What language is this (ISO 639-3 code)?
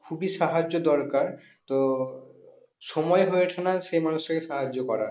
ben